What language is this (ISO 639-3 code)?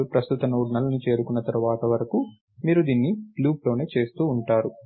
tel